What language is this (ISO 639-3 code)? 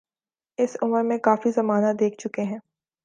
urd